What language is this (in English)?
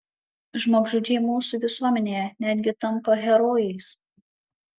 Lithuanian